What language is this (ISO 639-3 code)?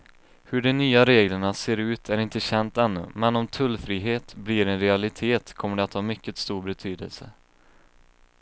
swe